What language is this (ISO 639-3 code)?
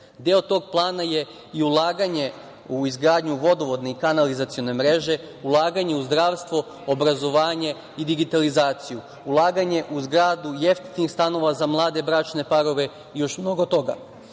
srp